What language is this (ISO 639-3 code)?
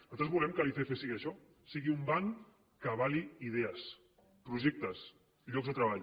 cat